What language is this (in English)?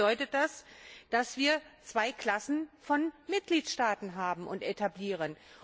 German